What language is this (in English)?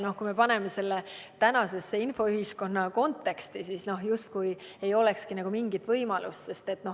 Estonian